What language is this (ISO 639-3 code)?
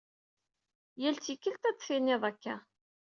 kab